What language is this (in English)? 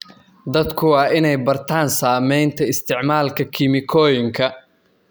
Somali